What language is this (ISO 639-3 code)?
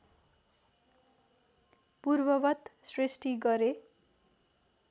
nep